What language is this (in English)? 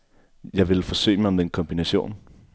Danish